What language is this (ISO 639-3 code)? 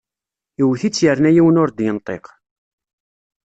kab